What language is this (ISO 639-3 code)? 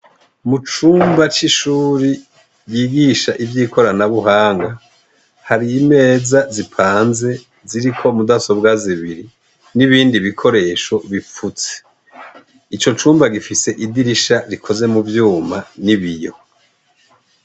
run